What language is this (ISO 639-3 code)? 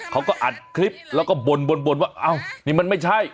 tha